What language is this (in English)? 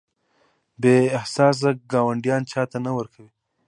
Pashto